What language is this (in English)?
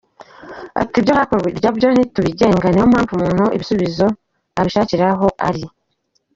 Kinyarwanda